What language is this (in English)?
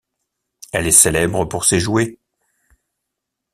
French